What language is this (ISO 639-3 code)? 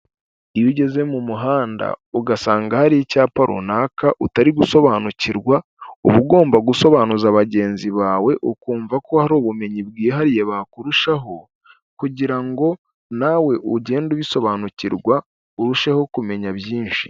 kin